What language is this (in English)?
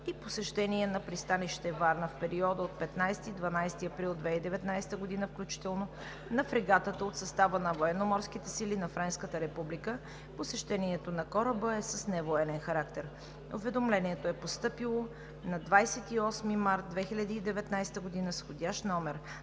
Bulgarian